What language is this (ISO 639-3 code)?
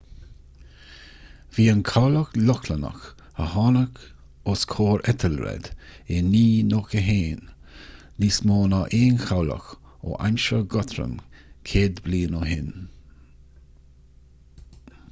gle